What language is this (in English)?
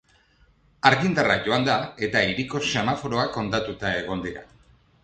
Basque